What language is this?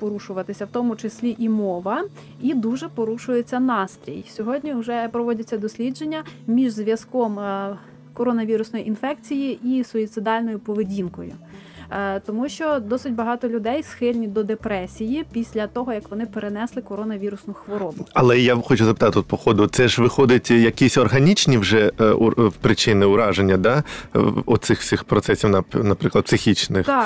Ukrainian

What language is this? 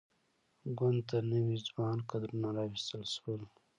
Pashto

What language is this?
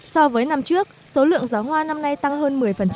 Vietnamese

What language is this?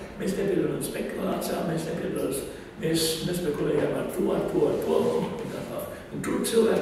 Greek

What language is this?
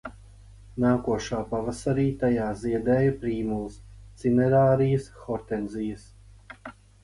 Latvian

